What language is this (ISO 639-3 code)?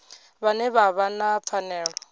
ven